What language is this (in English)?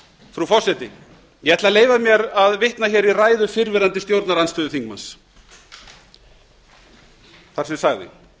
Icelandic